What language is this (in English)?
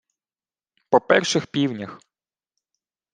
Ukrainian